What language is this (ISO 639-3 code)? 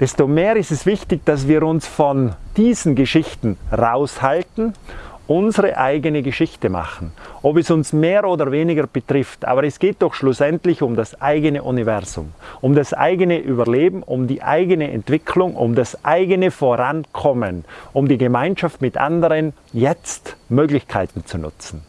deu